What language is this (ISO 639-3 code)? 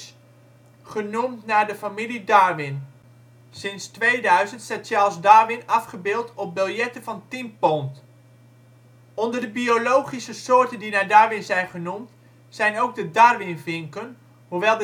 nld